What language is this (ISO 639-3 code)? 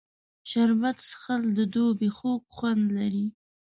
pus